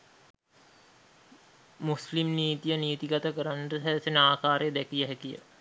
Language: Sinhala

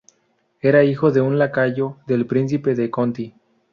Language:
Spanish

